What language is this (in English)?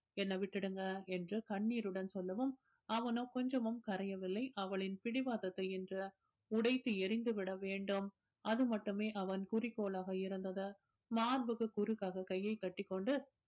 Tamil